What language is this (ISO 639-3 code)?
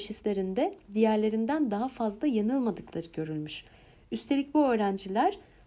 tur